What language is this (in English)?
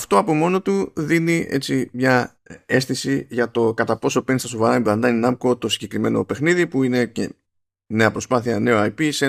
Greek